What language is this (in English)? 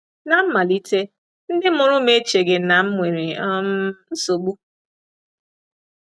Igbo